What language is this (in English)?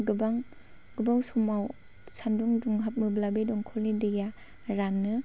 Bodo